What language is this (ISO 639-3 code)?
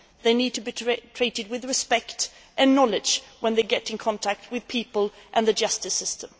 eng